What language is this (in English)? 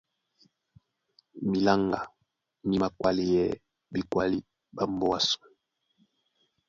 Duala